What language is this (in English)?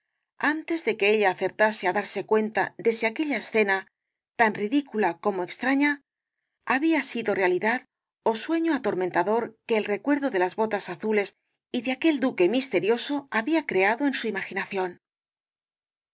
Spanish